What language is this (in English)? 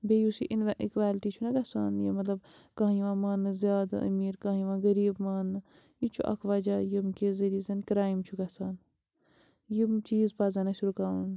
Kashmiri